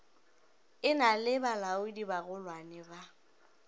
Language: Northern Sotho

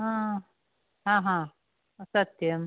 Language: Sanskrit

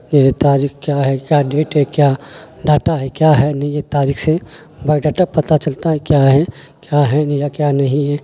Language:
Urdu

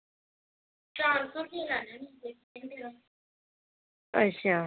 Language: Dogri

